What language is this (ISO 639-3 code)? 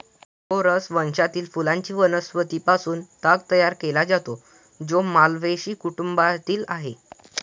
mar